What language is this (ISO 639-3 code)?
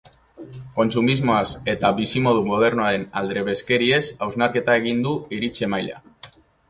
eus